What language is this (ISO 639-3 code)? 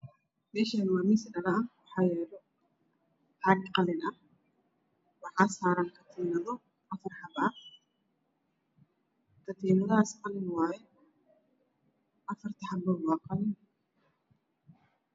som